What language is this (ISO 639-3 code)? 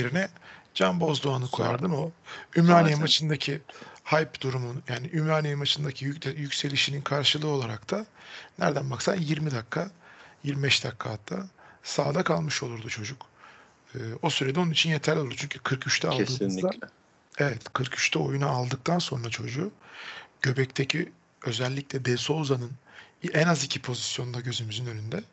tur